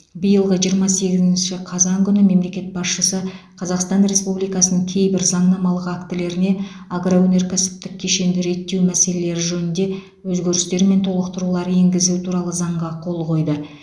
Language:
Kazakh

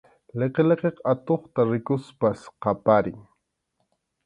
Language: Arequipa-La Unión Quechua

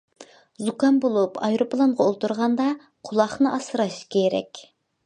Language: Uyghur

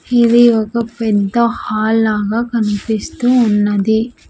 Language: Telugu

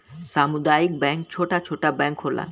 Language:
Bhojpuri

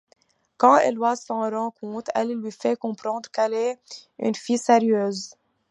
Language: French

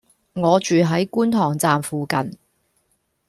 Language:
Cantonese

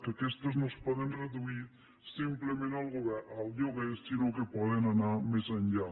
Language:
Catalan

